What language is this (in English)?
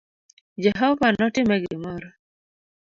Luo (Kenya and Tanzania)